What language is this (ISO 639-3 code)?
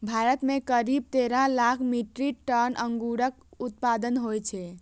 mai